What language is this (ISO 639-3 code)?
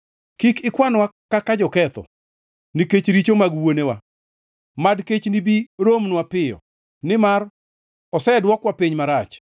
luo